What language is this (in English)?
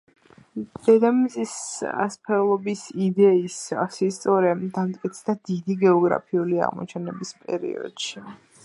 Georgian